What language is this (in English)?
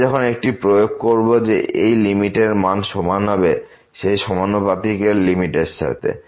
Bangla